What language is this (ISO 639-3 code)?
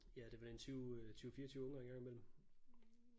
dan